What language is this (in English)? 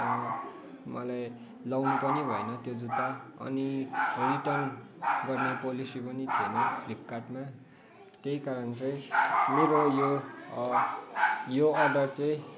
Nepali